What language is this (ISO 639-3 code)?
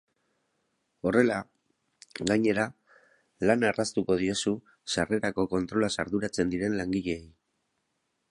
eus